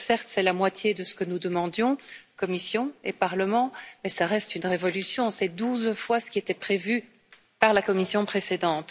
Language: French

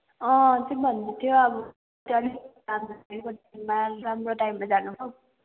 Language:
Nepali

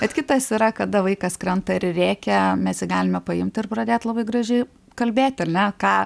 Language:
Lithuanian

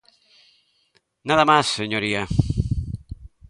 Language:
Galician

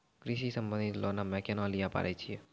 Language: Maithili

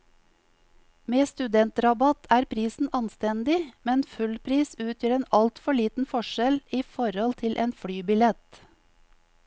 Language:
Norwegian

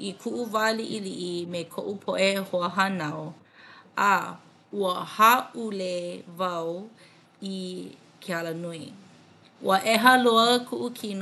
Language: Hawaiian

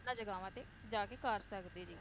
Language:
Punjabi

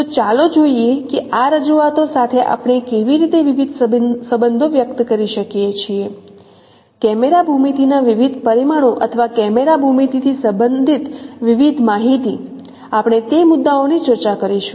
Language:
Gujarati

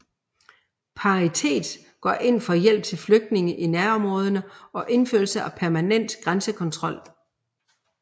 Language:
Danish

